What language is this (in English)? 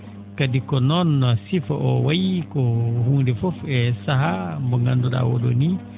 Fula